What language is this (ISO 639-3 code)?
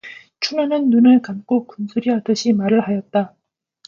kor